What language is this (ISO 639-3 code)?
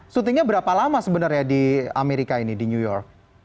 ind